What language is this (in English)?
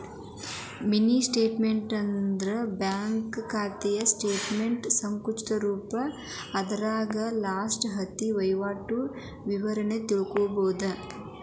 Kannada